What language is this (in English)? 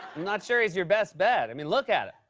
English